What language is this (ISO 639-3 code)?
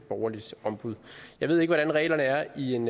dan